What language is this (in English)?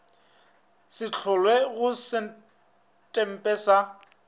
Northern Sotho